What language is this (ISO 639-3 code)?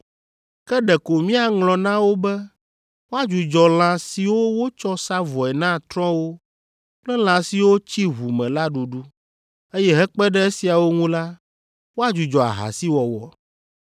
ewe